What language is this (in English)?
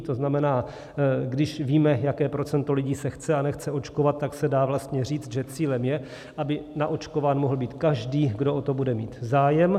Czech